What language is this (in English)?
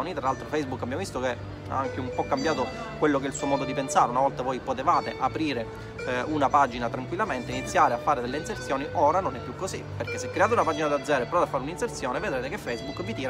Italian